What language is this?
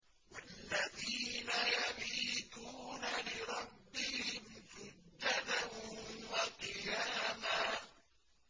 Arabic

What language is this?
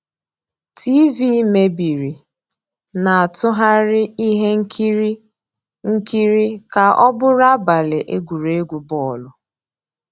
Igbo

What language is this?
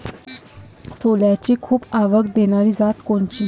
Marathi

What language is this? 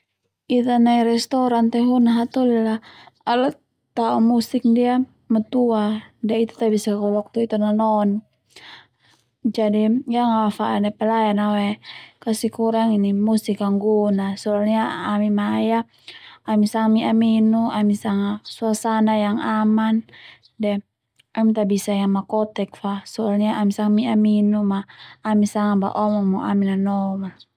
Termanu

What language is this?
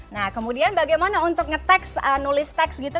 Indonesian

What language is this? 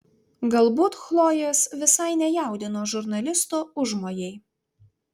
Lithuanian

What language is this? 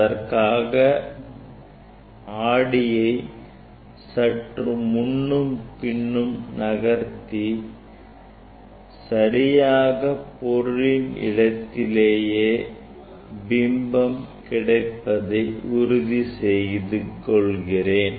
Tamil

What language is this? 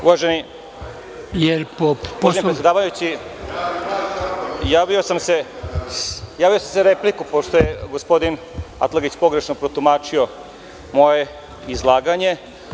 Serbian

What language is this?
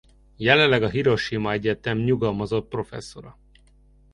Hungarian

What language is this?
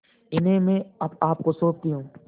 Hindi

